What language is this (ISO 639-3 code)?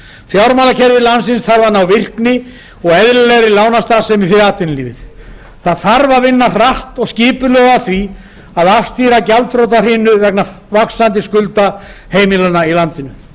isl